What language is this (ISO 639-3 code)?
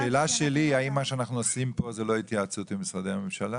heb